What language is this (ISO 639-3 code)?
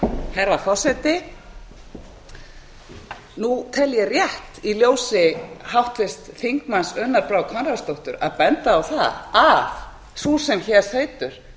isl